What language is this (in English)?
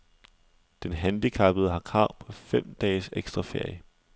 Danish